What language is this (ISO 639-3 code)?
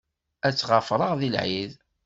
kab